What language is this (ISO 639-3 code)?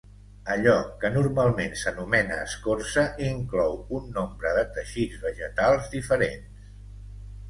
cat